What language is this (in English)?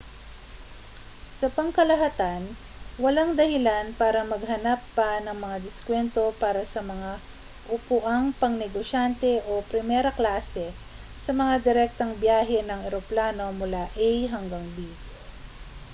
Filipino